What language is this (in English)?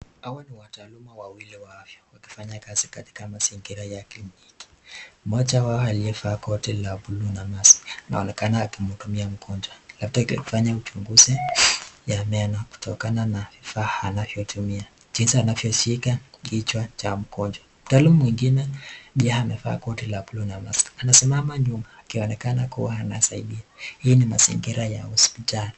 Swahili